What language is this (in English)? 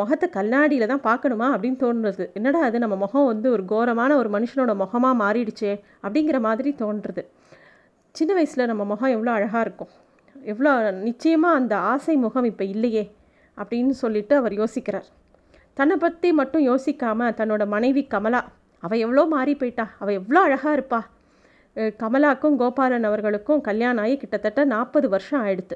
Tamil